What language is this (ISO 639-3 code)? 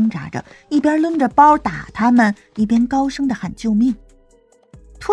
zho